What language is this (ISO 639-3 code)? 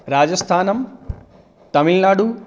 san